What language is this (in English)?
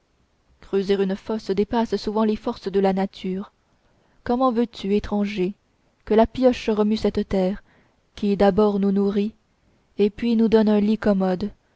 French